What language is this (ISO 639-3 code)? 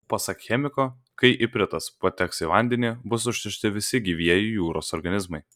lit